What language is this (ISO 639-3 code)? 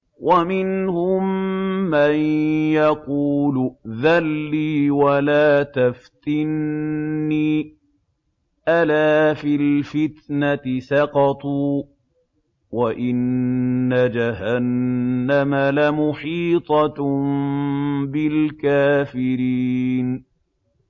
ara